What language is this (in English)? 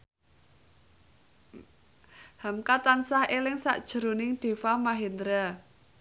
Javanese